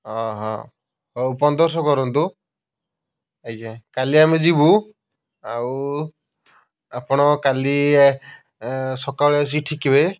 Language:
Odia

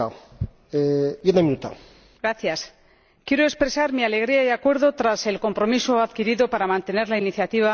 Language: Spanish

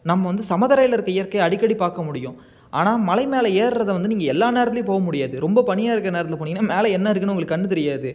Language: Tamil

